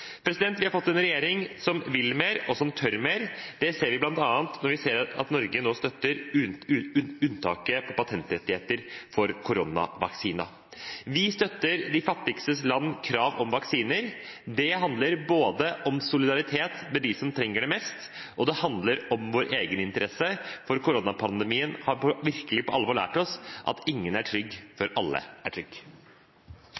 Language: Norwegian Bokmål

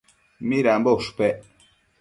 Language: Matsés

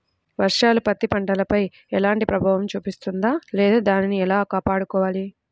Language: Telugu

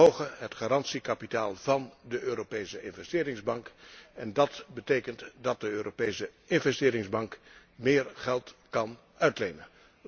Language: Dutch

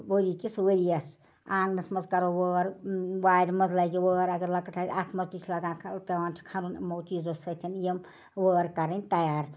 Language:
Kashmiri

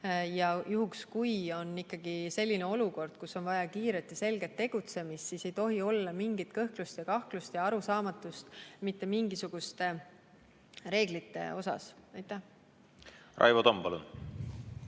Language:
Estonian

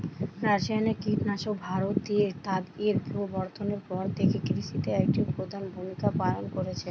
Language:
Bangla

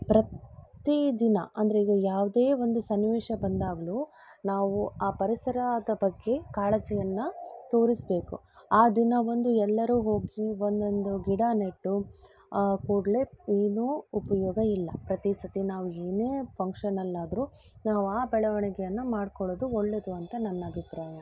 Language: Kannada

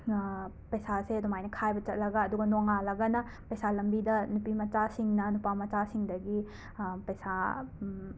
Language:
Manipuri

